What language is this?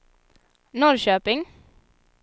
Swedish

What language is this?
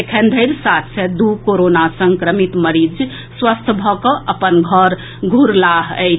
Maithili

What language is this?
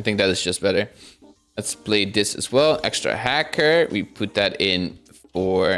English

